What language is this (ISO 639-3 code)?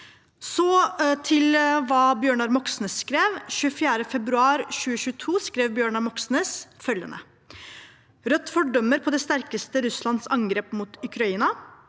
nor